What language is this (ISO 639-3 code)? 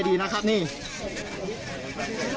tha